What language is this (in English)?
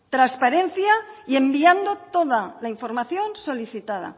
Spanish